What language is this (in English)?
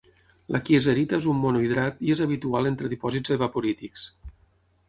Catalan